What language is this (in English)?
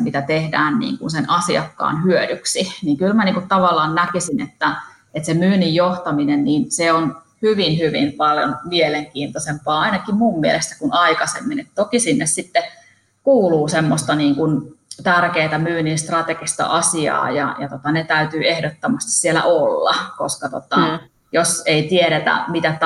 Finnish